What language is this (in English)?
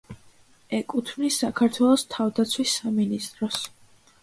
Georgian